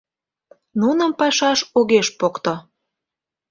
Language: Mari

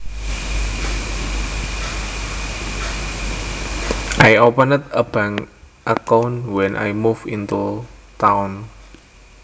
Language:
Javanese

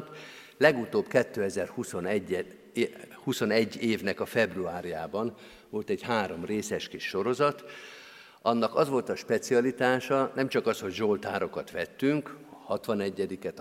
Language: Hungarian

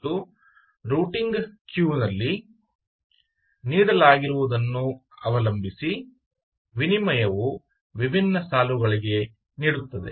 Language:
Kannada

